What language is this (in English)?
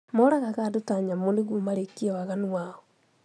Kikuyu